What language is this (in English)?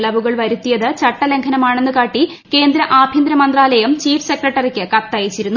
Malayalam